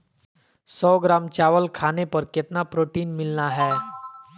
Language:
Magahi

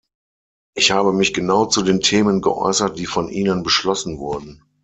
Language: German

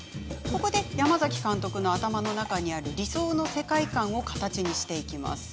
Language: Japanese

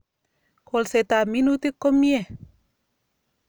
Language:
Kalenjin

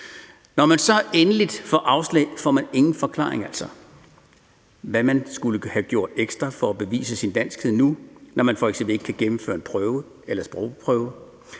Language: Danish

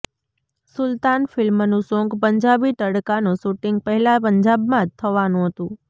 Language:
Gujarati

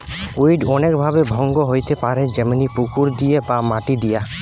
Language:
Bangla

